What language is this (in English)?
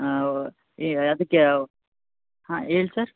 Kannada